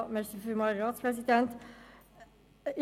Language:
Swiss German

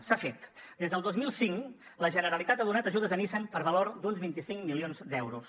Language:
Catalan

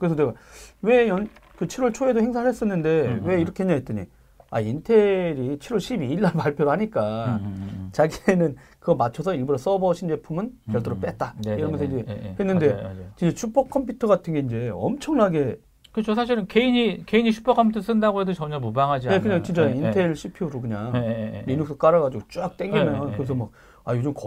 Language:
Korean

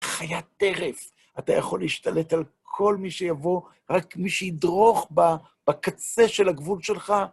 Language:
Hebrew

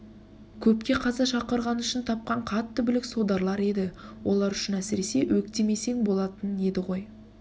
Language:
Kazakh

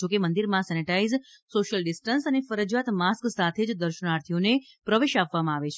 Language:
Gujarati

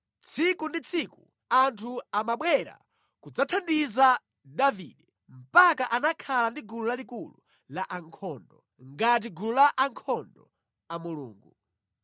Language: Nyanja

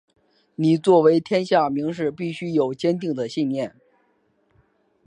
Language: Chinese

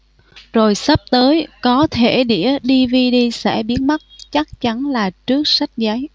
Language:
Vietnamese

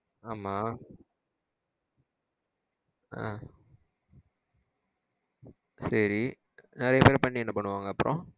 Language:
Tamil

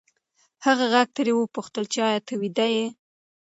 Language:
Pashto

